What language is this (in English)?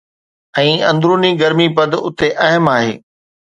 Sindhi